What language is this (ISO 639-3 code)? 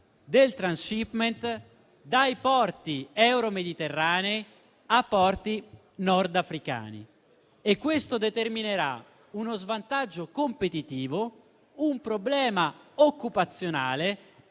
ita